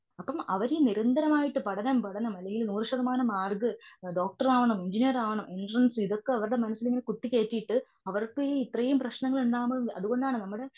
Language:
Malayalam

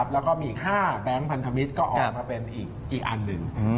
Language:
Thai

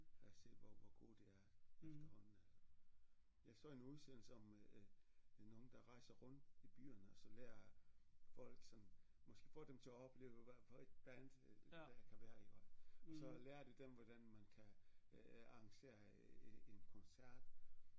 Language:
Danish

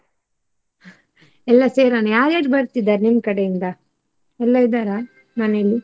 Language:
Kannada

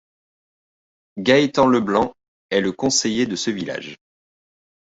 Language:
French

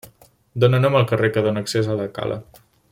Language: Catalan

